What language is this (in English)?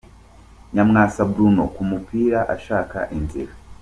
Kinyarwanda